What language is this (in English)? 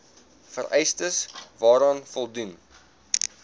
Afrikaans